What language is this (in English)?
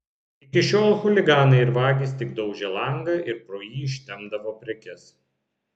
Lithuanian